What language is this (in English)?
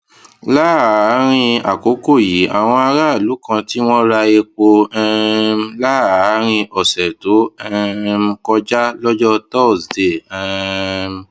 Yoruba